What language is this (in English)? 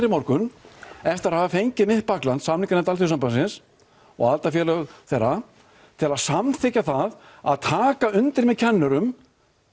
Icelandic